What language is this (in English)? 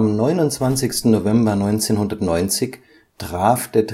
German